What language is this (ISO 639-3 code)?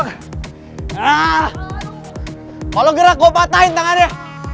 ind